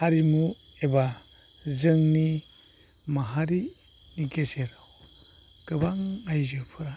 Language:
Bodo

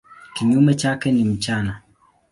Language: Swahili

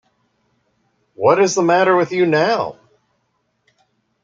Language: English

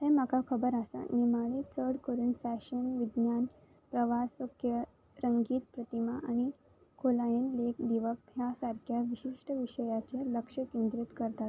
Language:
Konkani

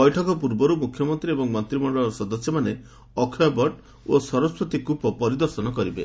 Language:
Odia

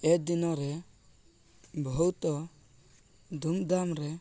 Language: Odia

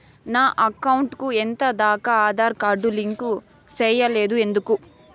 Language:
Telugu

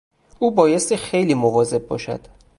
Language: Persian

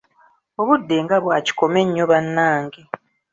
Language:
Ganda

